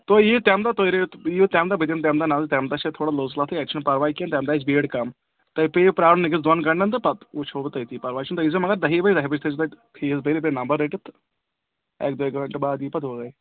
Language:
Kashmiri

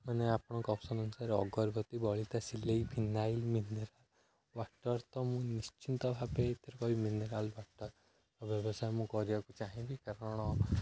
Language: Odia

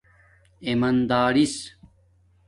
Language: Domaaki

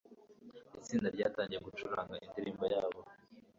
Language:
Kinyarwanda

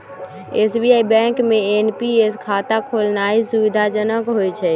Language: Magahi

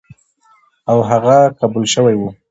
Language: Pashto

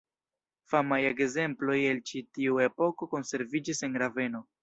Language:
Esperanto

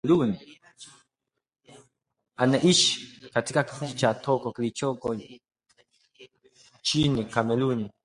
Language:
Swahili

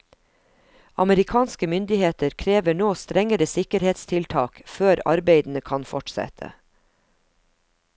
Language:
Norwegian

